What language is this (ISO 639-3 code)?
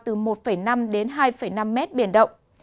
vie